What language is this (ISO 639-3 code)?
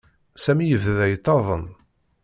kab